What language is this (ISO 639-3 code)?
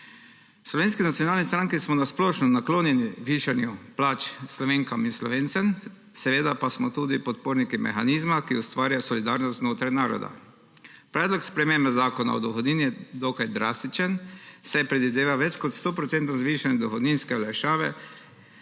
slv